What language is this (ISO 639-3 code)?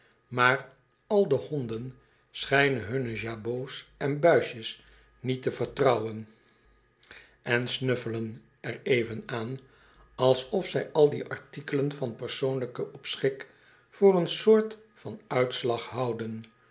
nld